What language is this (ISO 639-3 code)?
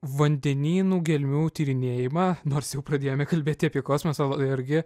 lit